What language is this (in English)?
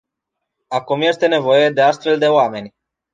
Romanian